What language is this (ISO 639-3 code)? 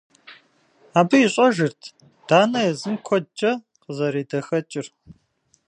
kbd